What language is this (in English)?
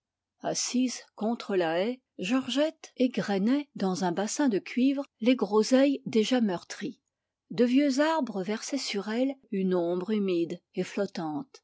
French